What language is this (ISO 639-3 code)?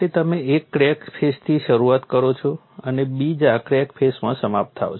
guj